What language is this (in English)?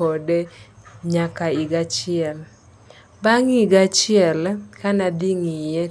Luo (Kenya and Tanzania)